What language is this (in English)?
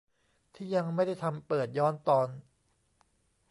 Thai